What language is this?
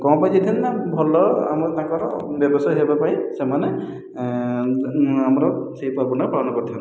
Odia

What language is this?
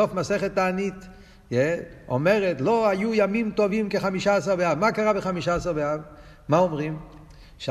Hebrew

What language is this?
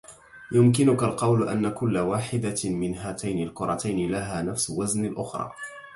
Arabic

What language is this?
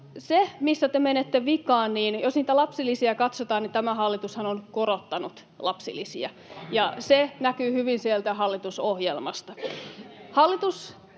Finnish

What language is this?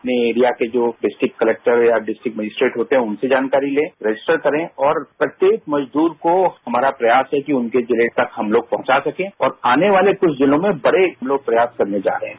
Hindi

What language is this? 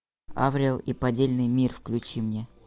Russian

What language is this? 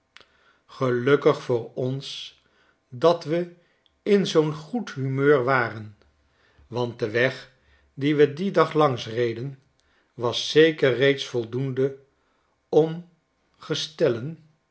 Dutch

